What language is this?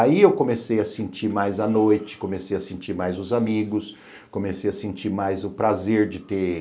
Portuguese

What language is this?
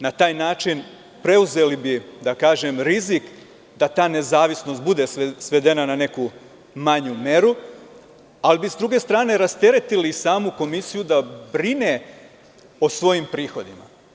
Serbian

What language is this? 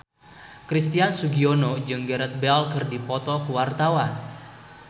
Sundanese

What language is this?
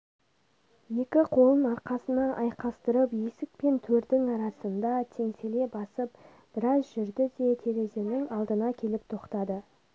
Kazakh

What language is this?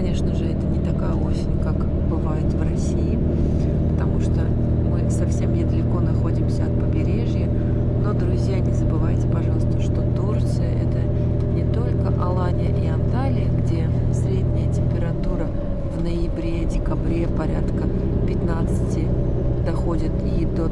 Russian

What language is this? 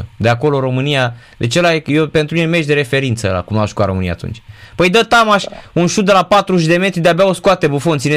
Romanian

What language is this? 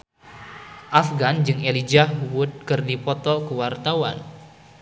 Sundanese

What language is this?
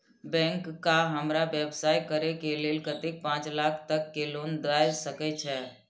Maithili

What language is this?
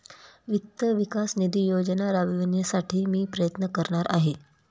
Marathi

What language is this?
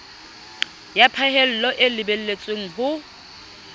Southern Sotho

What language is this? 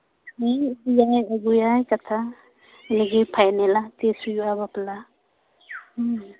Santali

